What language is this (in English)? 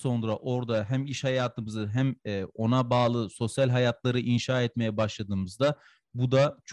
Turkish